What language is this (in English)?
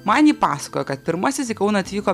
Lithuanian